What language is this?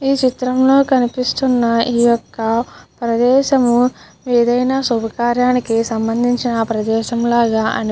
Telugu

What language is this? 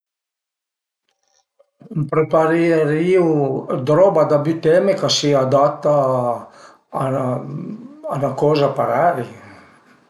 Piedmontese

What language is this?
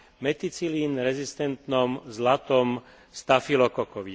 Slovak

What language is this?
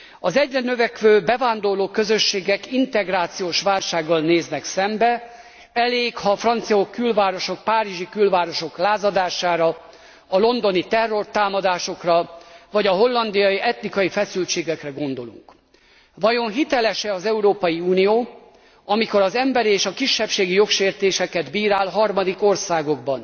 Hungarian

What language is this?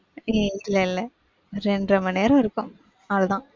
Tamil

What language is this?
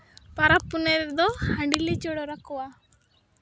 Santali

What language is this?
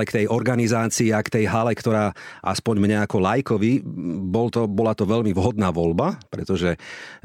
Slovak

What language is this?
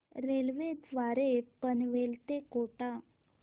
Marathi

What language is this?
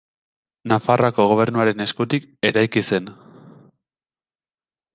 Basque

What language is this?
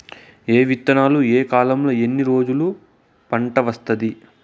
Telugu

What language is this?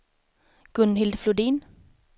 Swedish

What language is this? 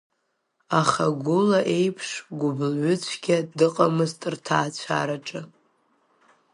Abkhazian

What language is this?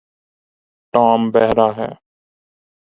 Urdu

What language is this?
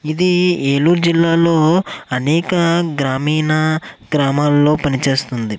Telugu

